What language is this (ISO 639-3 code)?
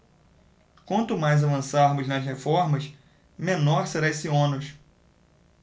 por